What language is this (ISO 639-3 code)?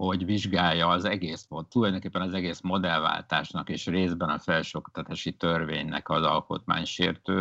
hun